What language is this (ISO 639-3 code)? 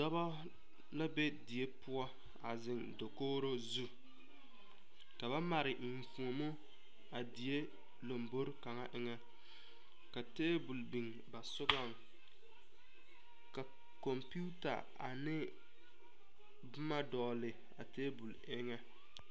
dga